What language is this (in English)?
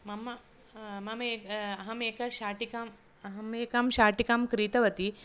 Sanskrit